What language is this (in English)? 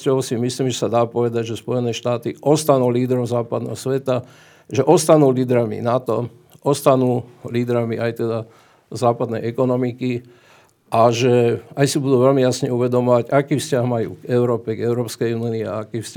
Slovak